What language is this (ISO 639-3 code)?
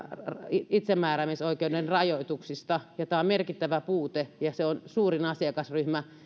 fin